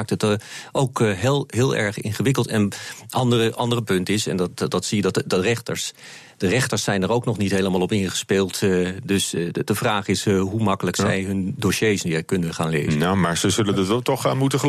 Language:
Dutch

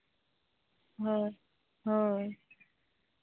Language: Santali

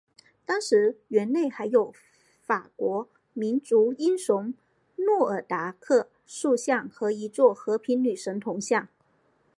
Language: Chinese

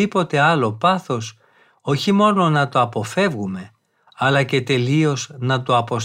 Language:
Greek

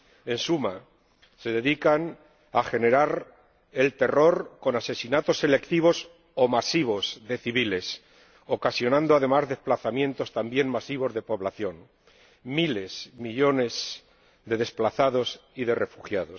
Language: Spanish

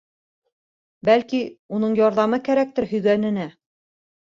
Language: Bashkir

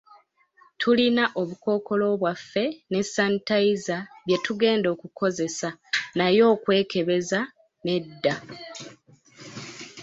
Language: Ganda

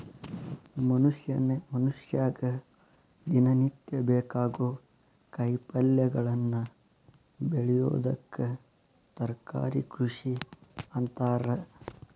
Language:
Kannada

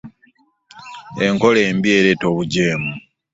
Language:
Ganda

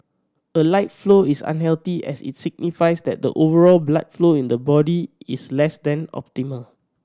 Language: English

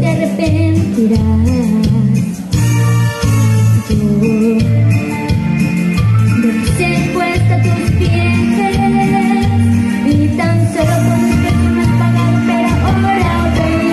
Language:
Spanish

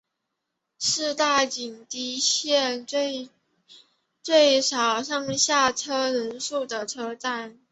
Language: Chinese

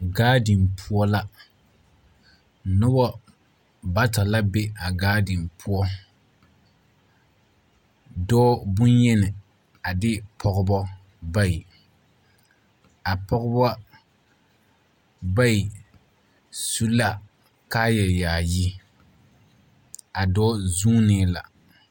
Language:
Southern Dagaare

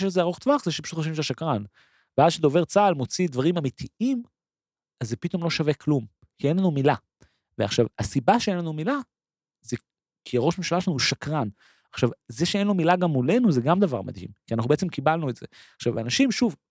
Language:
Hebrew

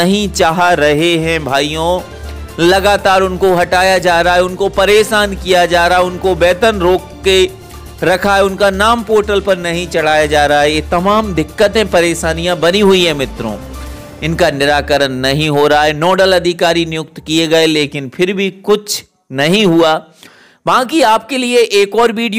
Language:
Hindi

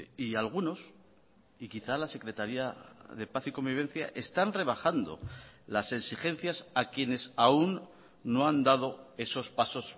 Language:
Spanish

